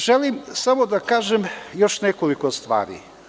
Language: Serbian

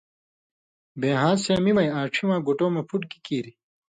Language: Indus Kohistani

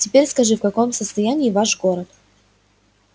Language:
Russian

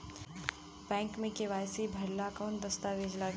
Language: Bhojpuri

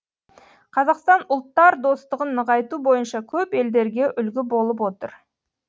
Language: Kazakh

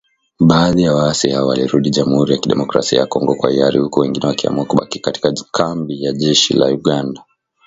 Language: Swahili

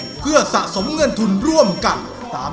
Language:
Thai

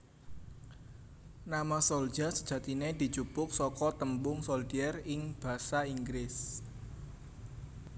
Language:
Javanese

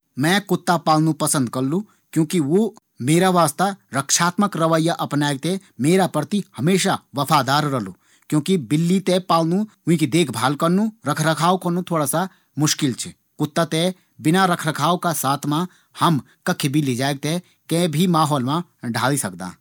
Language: Garhwali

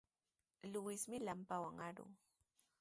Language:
Sihuas Ancash Quechua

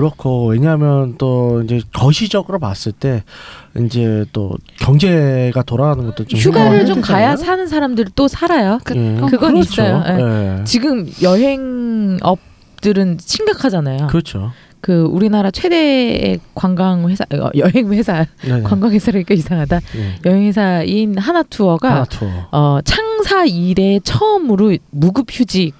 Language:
Korean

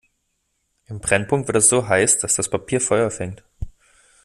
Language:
German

